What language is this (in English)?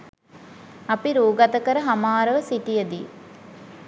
Sinhala